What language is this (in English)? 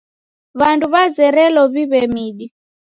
Taita